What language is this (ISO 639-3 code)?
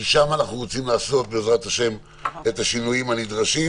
heb